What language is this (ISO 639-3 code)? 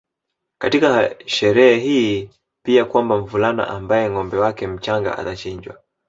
swa